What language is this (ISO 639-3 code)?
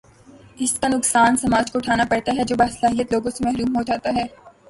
urd